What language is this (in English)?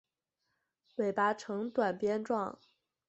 Chinese